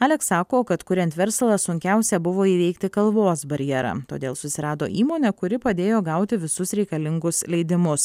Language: Lithuanian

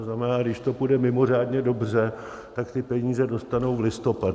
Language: Czech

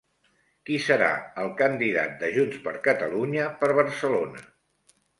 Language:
Catalan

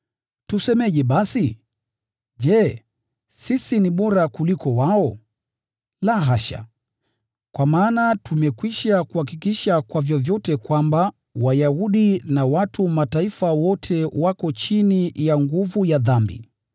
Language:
Swahili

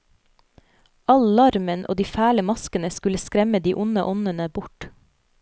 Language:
Norwegian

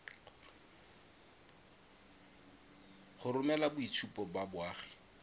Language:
Tswana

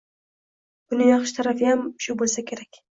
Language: Uzbek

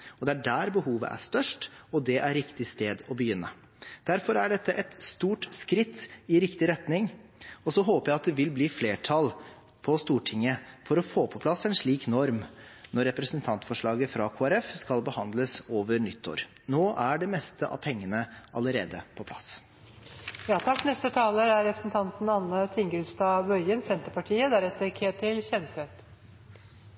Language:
Norwegian Bokmål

